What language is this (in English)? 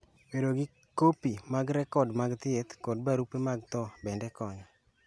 Luo (Kenya and Tanzania)